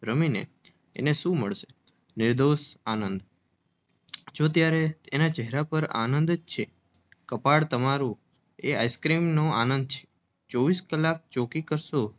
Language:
Gujarati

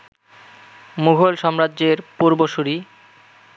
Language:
Bangla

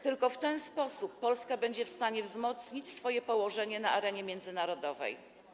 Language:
Polish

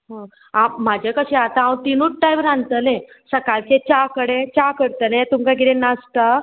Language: Konkani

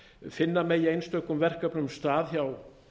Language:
Icelandic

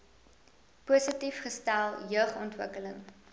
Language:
Afrikaans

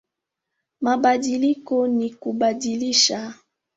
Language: Swahili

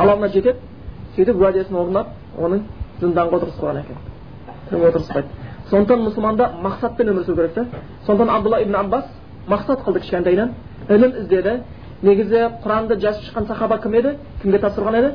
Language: Bulgarian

